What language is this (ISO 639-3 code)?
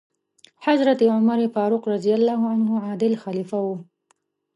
pus